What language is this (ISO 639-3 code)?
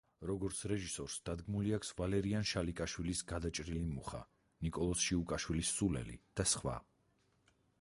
kat